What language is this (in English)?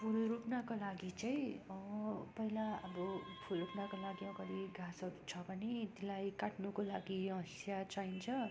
Nepali